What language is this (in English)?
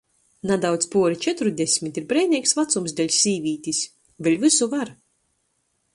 Latgalian